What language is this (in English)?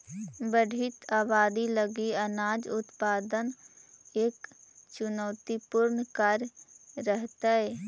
Magahi